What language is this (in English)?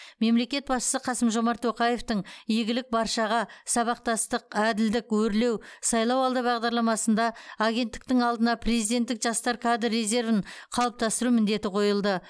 Kazakh